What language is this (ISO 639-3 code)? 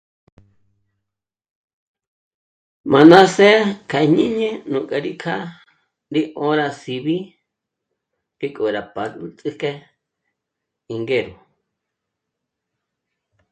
mmc